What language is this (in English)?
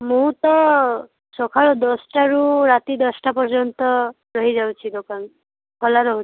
Odia